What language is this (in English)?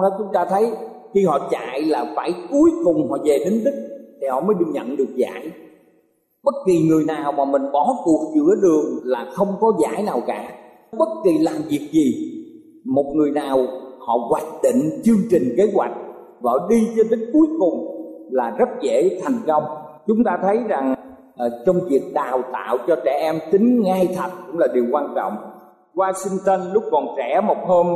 Vietnamese